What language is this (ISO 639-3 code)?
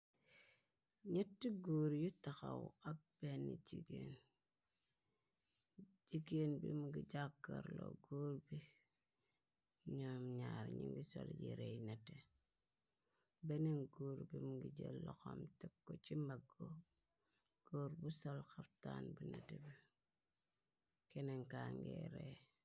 wol